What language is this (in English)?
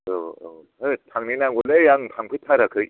Bodo